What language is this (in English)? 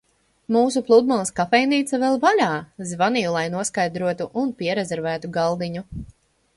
Latvian